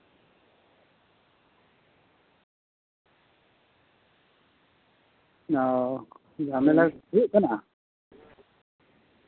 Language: Santali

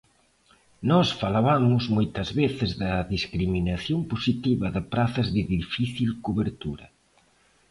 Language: Galician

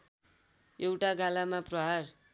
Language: Nepali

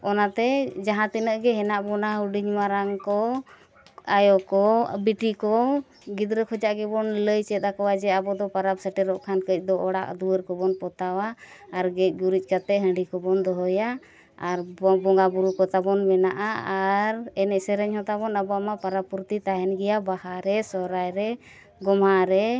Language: Santali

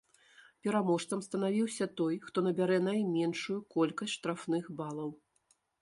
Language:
Belarusian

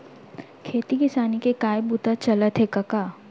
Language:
Chhattisgarhi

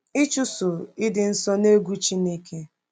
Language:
Igbo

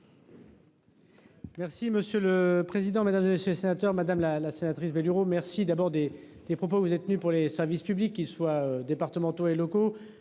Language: French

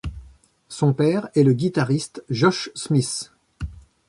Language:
French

